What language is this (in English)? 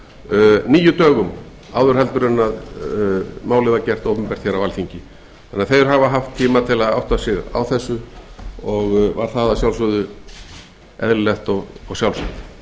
Icelandic